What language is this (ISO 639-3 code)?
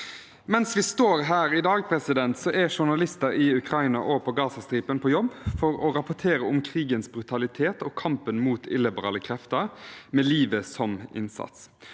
nor